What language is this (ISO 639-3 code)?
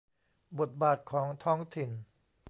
tha